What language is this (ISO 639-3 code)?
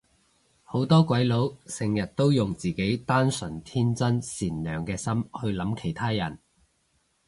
yue